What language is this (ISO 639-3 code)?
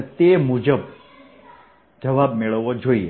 guj